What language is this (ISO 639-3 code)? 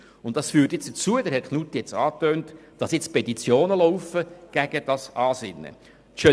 gsw